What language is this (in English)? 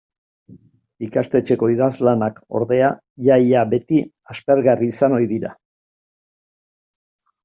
Basque